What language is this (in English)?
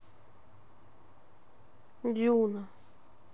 Russian